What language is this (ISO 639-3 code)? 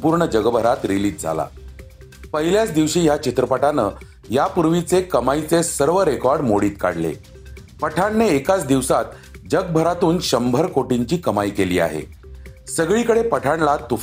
mar